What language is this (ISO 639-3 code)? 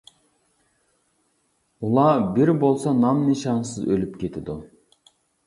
uig